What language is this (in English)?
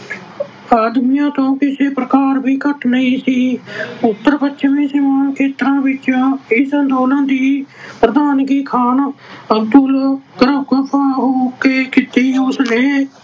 Punjabi